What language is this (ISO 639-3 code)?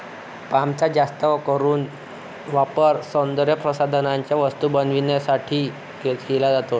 mar